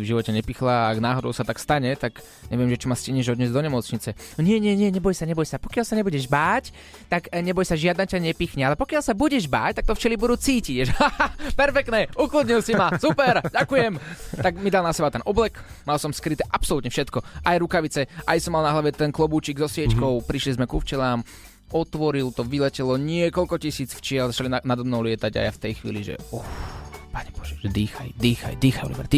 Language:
Slovak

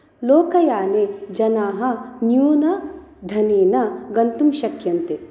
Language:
Sanskrit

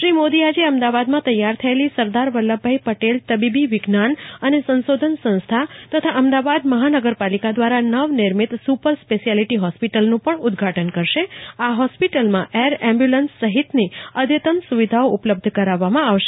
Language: Gujarati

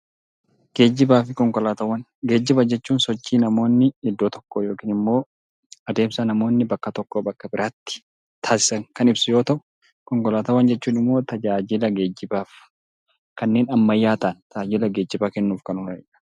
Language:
Oromo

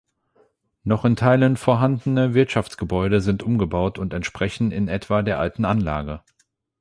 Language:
German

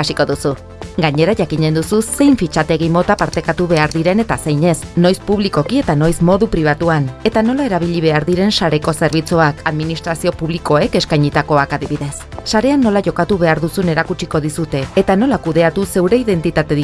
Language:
Basque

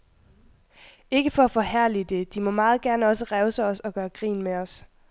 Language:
Danish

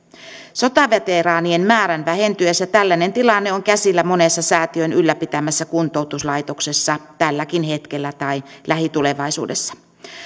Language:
Finnish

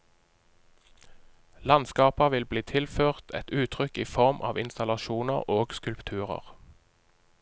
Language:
Norwegian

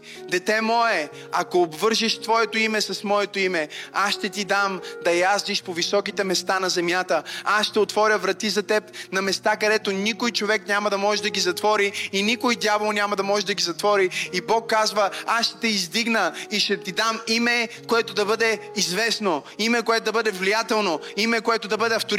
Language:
Bulgarian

